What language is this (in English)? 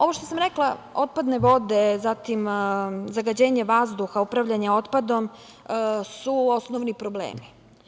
Serbian